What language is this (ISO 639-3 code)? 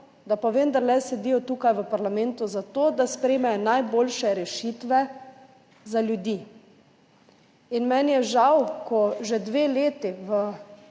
slv